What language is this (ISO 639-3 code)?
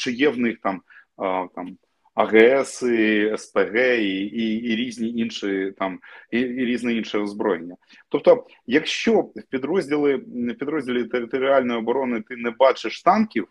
ukr